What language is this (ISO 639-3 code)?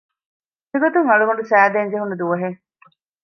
div